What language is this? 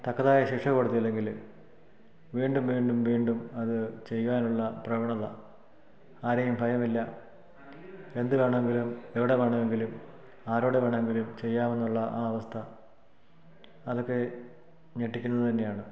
Malayalam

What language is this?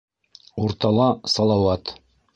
Bashkir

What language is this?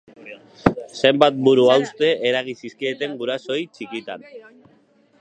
Basque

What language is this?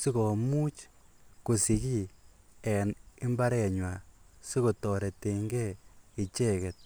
Kalenjin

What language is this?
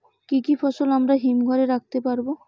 Bangla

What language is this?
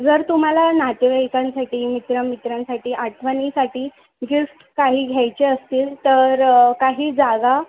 Marathi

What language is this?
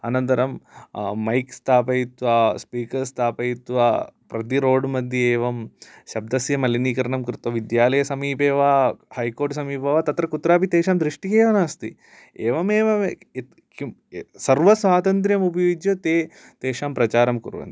Sanskrit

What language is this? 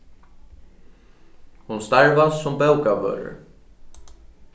Faroese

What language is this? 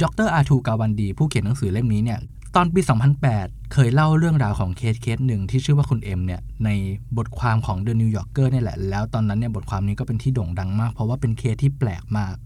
Thai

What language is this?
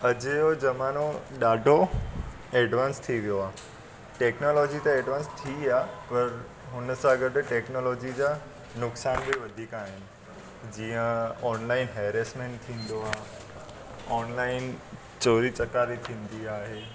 Sindhi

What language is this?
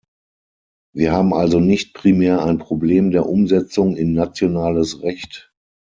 German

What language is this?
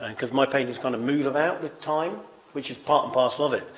English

